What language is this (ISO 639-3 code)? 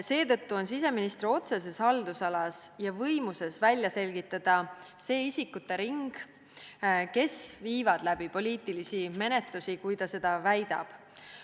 est